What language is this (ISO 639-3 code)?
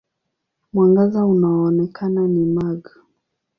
swa